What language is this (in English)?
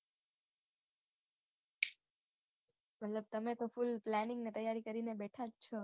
Gujarati